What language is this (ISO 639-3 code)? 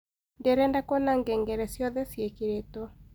kik